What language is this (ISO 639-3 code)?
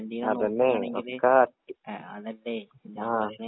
mal